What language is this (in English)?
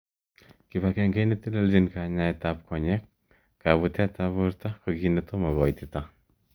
Kalenjin